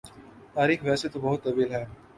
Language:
Urdu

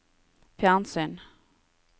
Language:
Norwegian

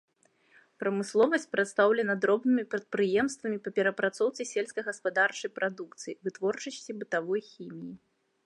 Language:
Belarusian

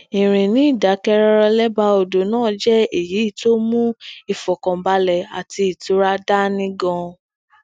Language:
Yoruba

